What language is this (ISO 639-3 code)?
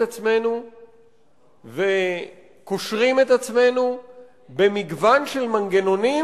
heb